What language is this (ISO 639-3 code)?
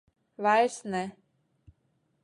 lav